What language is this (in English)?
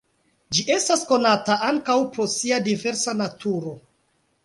Esperanto